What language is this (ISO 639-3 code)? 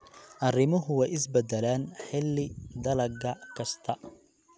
som